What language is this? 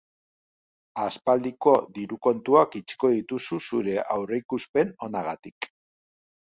Basque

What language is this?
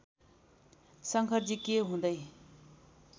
Nepali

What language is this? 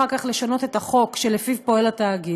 Hebrew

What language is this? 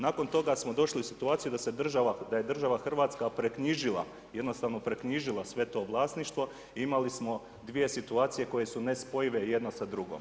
Croatian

